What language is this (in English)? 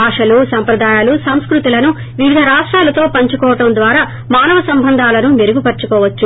Telugu